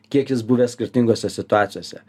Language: Lithuanian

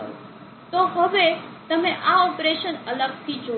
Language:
Gujarati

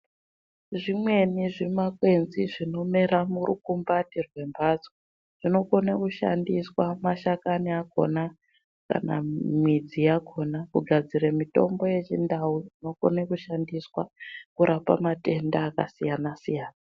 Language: Ndau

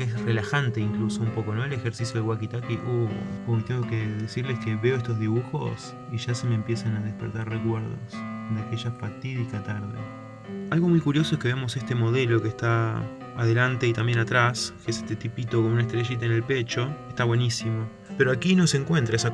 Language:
Spanish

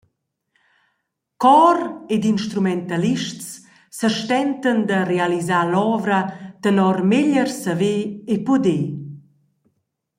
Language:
Romansh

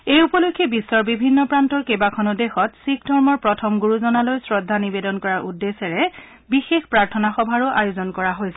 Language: Assamese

